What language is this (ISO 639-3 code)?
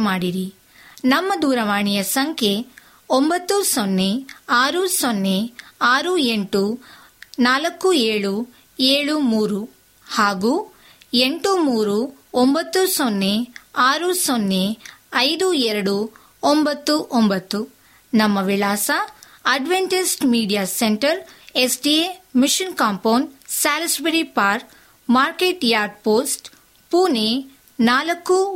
kan